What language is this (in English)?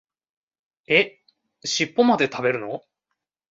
Japanese